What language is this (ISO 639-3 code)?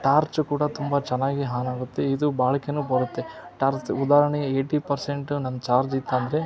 kan